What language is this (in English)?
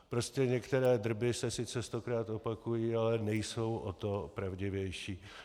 Czech